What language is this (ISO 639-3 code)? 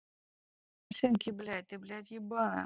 rus